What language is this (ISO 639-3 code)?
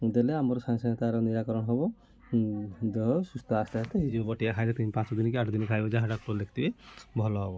ori